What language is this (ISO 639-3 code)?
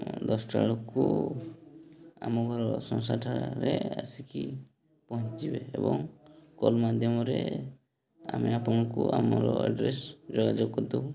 ori